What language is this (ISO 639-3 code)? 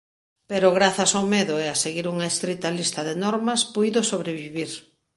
glg